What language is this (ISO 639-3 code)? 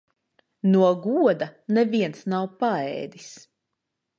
lav